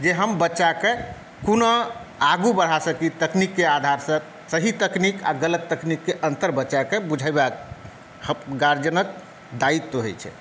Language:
Maithili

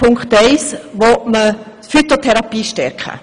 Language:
Swiss German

